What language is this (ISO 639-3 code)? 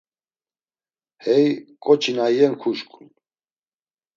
lzz